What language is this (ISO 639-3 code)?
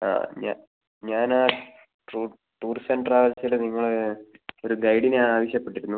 mal